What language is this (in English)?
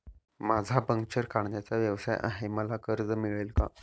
Marathi